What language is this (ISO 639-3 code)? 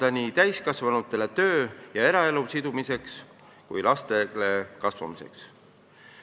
est